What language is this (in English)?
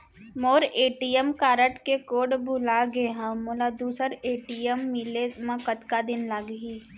Chhattisgarhi